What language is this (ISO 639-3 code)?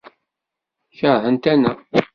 kab